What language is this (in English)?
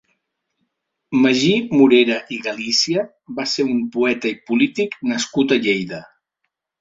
Catalan